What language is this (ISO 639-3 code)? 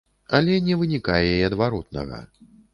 bel